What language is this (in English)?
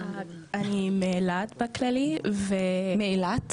Hebrew